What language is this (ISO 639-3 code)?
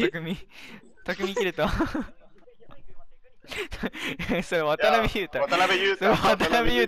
jpn